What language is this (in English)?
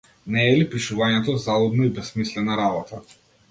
Macedonian